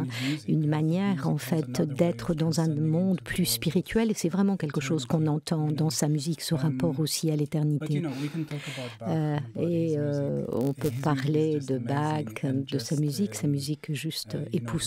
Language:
French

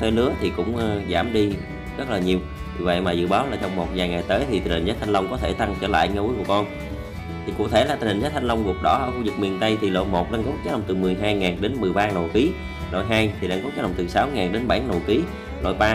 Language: Vietnamese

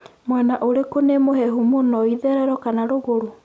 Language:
Kikuyu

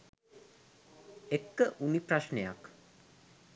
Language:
Sinhala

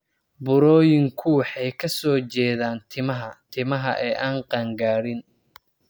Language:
Somali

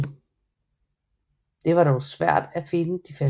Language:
Danish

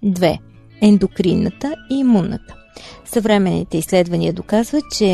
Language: Bulgarian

